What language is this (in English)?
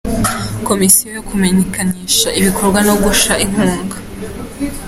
Kinyarwanda